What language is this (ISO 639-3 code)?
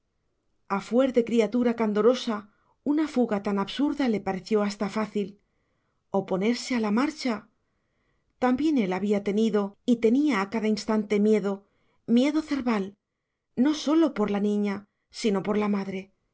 spa